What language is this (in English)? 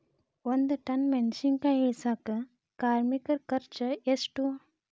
Kannada